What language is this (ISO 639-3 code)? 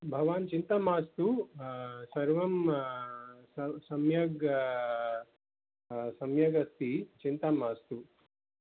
san